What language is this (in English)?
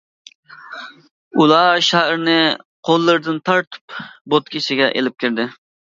Uyghur